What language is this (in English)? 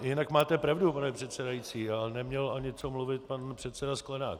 Czech